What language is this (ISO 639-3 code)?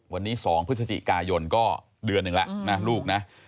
tha